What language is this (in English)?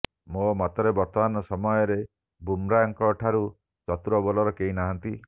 Odia